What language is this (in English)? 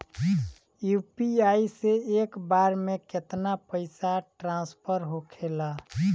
Bhojpuri